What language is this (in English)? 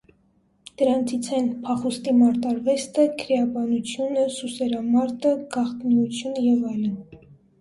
Armenian